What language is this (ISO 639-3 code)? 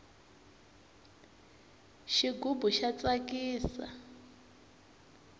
tso